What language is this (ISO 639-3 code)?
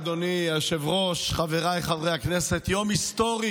heb